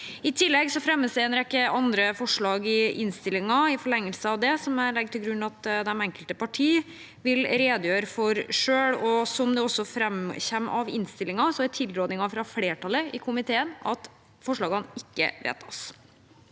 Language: Norwegian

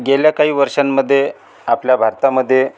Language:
Marathi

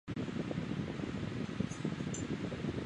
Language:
Chinese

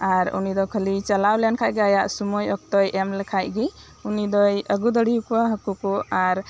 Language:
Santali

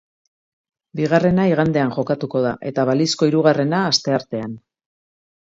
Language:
Basque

